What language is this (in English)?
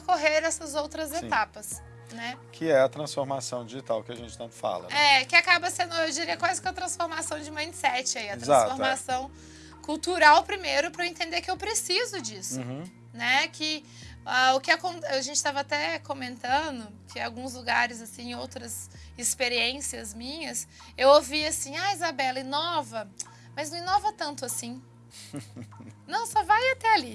Portuguese